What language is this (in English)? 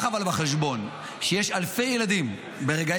Hebrew